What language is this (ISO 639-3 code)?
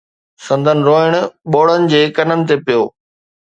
snd